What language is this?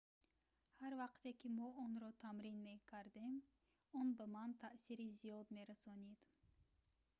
Tajik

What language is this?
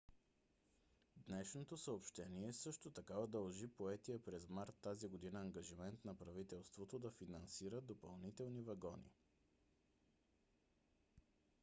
Bulgarian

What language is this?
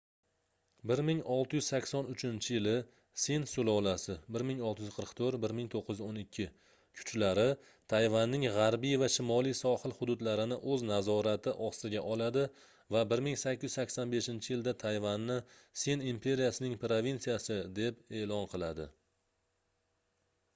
Uzbek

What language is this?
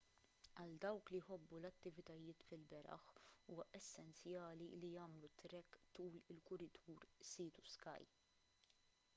Maltese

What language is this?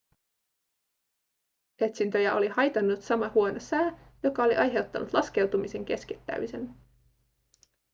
Finnish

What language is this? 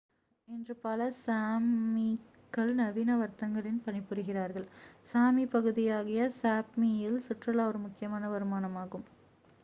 Tamil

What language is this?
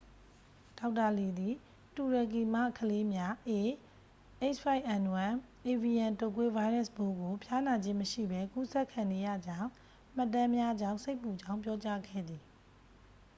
Burmese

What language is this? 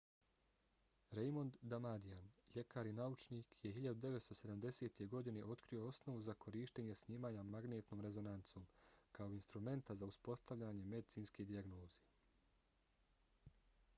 Bosnian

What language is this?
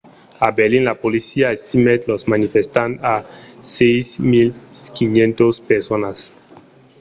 Occitan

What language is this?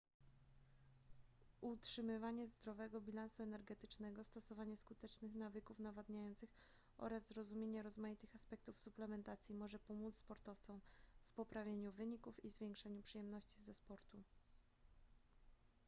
Polish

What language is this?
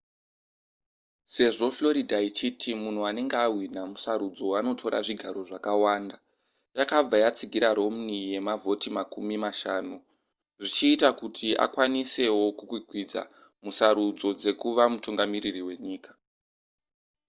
Shona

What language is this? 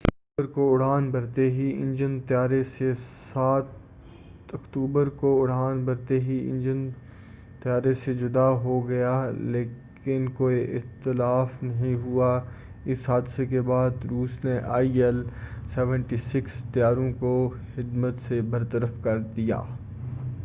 Urdu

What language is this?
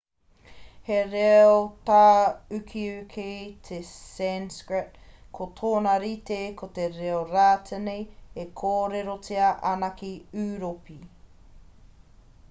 Māori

